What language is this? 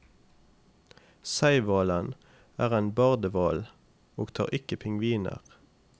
Norwegian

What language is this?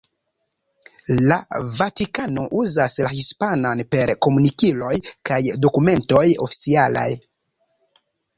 Esperanto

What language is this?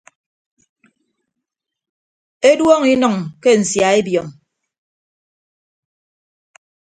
Ibibio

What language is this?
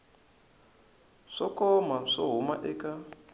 Tsonga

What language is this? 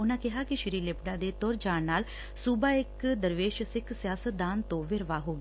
Punjabi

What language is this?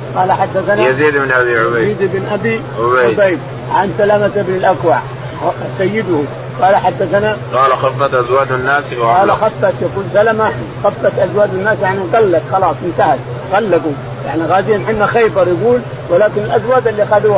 Arabic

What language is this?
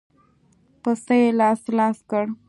Pashto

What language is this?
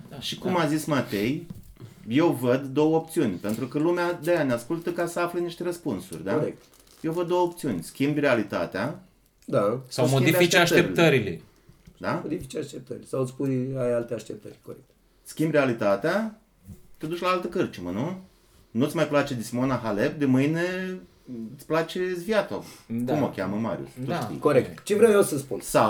Romanian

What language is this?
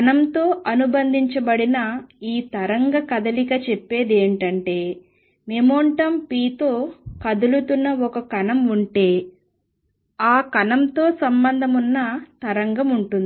Telugu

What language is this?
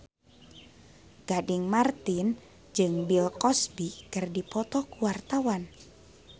Sundanese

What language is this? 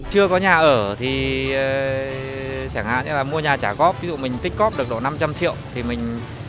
Vietnamese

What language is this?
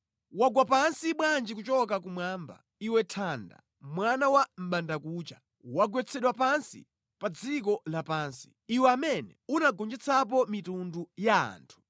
Nyanja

